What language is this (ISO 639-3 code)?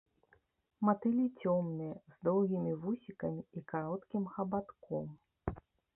bel